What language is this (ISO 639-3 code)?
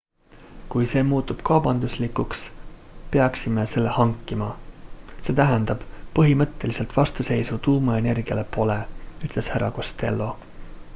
est